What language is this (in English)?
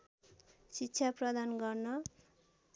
Nepali